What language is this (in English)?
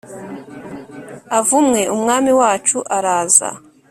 Kinyarwanda